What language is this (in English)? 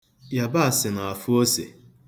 Igbo